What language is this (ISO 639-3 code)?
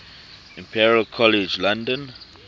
eng